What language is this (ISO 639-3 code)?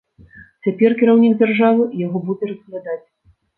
bel